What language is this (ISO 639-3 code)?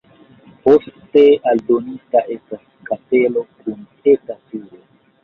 epo